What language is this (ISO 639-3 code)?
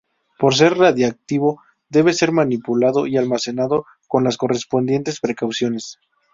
spa